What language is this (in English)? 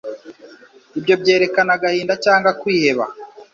Kinyarwanda